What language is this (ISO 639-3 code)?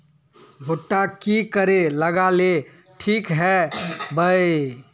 mag